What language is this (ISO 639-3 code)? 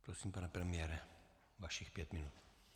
ces